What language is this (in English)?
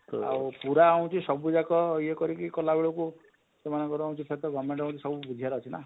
Odia